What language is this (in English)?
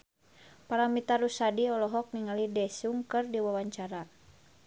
Sundanese